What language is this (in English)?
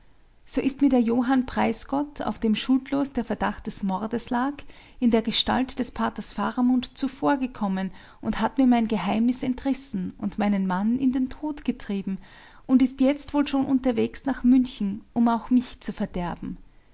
German